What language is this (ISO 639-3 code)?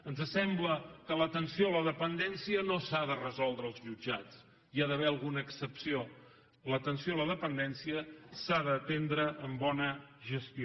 cat